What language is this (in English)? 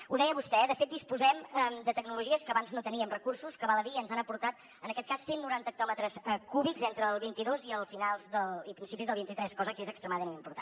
Catalan